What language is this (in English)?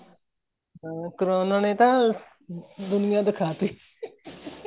Punjabi